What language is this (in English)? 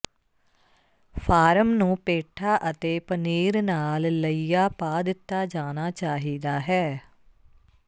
Punjabi